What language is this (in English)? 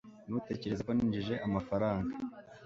Kinyarwanda